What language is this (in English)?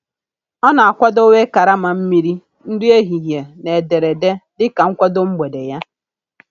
Igbo